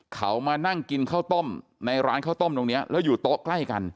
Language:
Thai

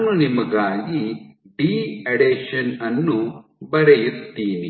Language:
Kannada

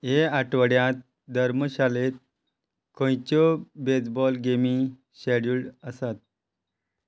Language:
Konkani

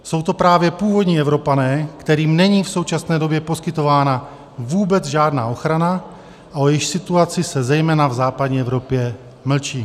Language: Czech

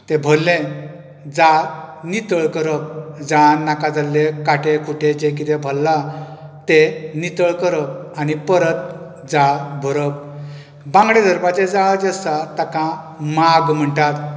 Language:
Konkani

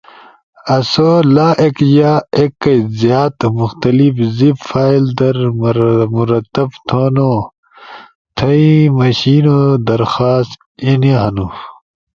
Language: Ushojo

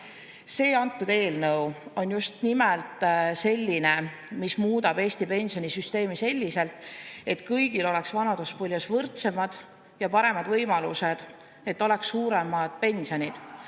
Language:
Estonian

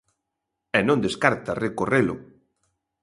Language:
Galician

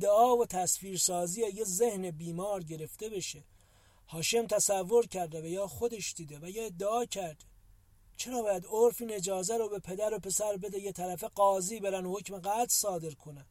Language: Persian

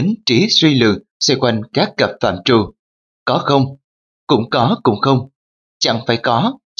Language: Vietnamese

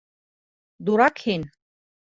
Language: Bashkir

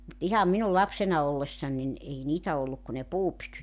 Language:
Finnish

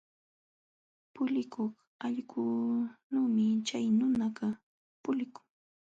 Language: Jauja Wanca Quechua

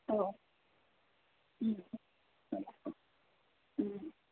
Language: Bodo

